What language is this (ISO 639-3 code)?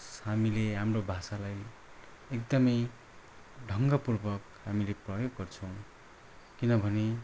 nep